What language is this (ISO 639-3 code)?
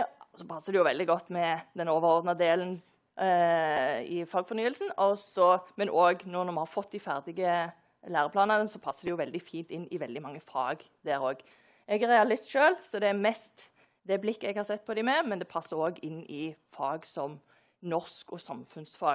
nor